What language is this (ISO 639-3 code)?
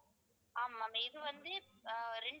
tam